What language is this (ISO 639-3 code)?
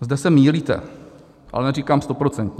ces